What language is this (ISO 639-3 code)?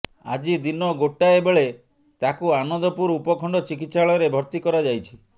ori